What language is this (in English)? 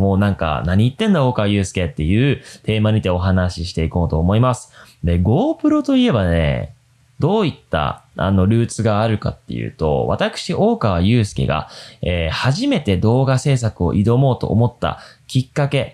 Japanese